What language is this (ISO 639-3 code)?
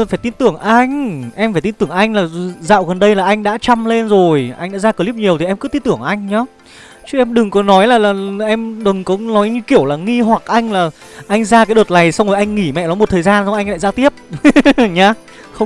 vie